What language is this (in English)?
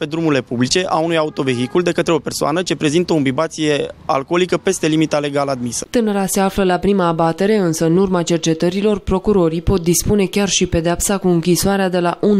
Romanian